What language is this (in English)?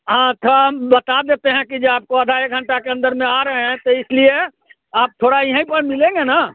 Hindi